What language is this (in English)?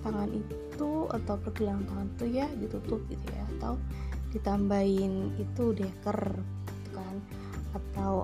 Indonesian